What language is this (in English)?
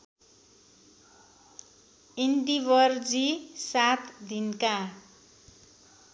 Nepali